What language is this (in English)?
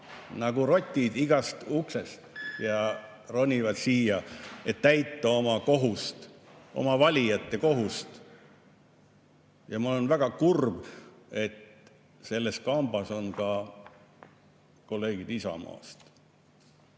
Estonian